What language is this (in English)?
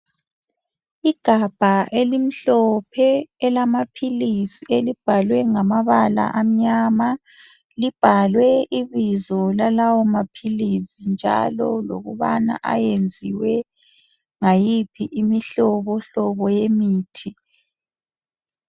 North Ndebele